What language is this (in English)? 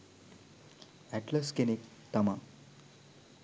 Sinhala